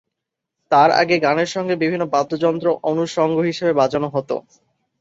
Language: Bangla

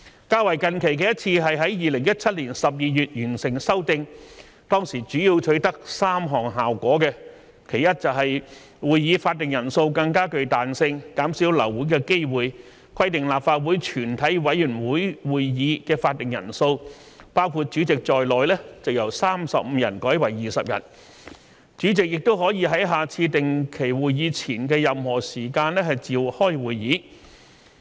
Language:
Cantonese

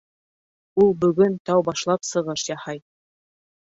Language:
Bashkir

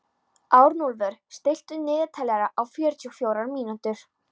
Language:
Icelandic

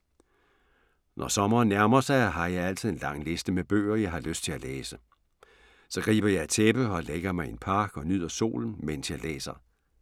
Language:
Danish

